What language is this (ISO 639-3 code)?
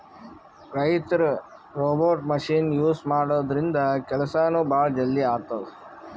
kan